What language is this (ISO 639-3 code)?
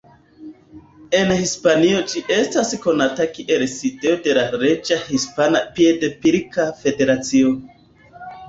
epo